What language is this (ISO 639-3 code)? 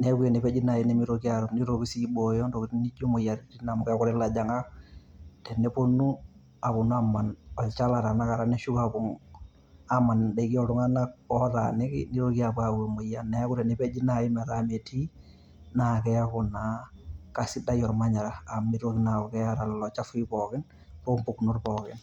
mas